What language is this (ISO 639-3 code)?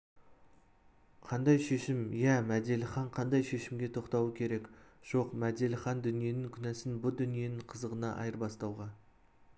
kaz